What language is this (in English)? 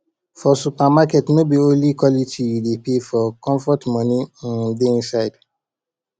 Nigerian Pidgin